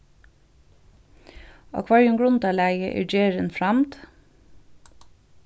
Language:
Faroese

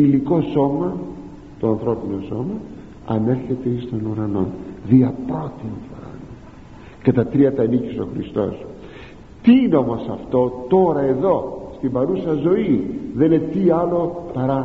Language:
Greek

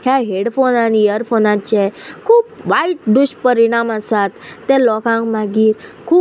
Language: Konkani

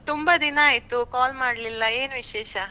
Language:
Kannada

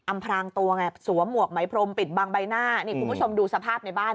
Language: Thai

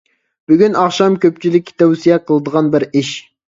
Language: Uyghur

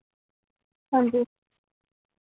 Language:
Dogri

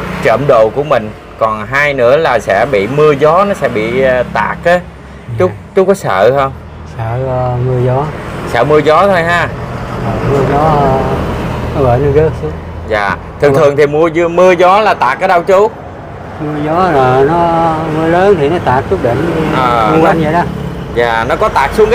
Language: Vietnamese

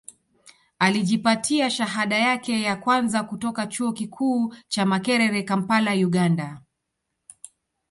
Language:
Swahili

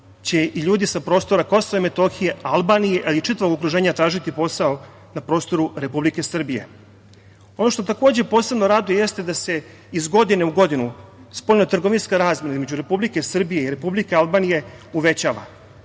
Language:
Serbian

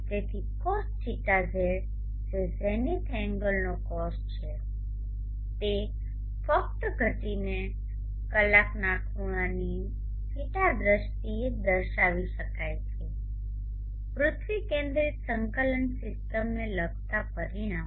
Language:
Gujarati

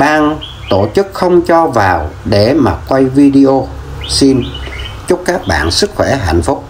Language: Vietnamese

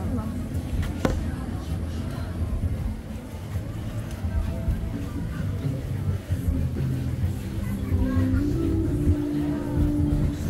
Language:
Turkish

